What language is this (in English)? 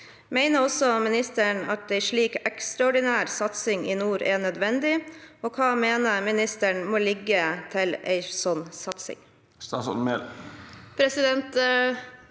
Norwegian